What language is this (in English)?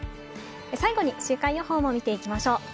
Japanese